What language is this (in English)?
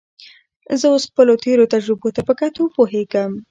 Pashto